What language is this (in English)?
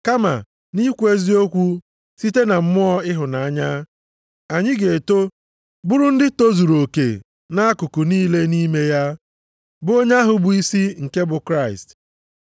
Igbo